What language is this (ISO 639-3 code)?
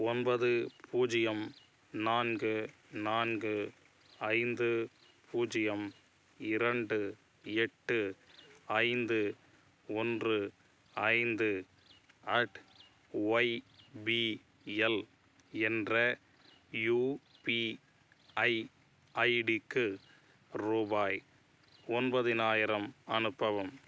tam